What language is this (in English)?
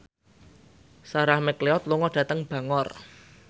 Javanese